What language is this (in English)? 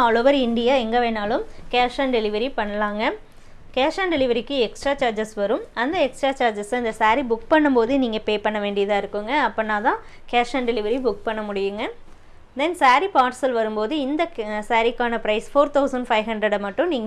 Tamil